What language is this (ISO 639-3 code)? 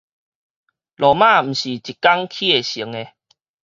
nan